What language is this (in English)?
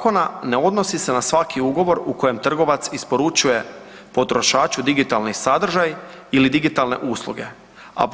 Croatian